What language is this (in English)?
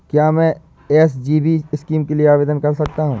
Hindi